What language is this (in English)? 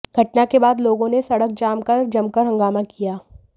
Hindi